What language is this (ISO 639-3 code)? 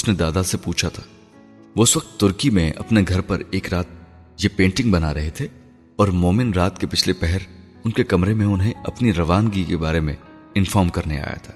urd